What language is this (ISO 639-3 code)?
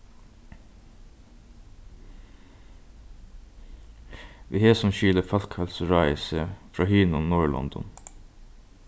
fao